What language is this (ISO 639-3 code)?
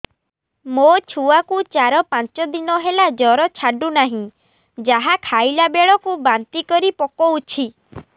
ori